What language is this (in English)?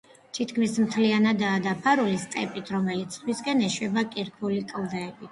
Georgian